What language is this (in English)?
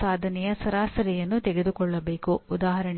Kannada